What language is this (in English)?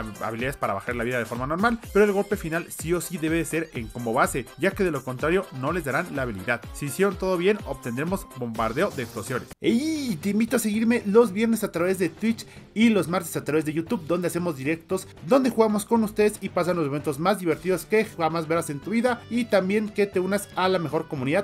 Spanish